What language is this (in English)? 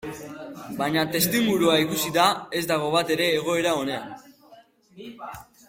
Basque